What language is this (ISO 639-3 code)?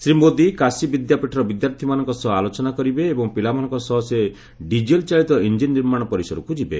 ori